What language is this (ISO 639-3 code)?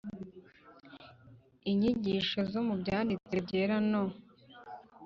kin